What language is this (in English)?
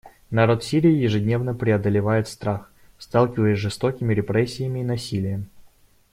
Russian